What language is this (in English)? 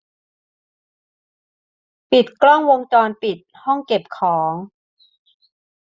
Thai